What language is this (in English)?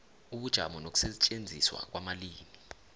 South Ndebele